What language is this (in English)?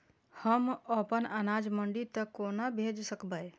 Maithili